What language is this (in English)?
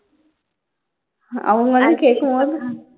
Tamil